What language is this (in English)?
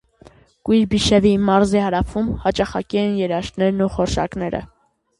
Armenian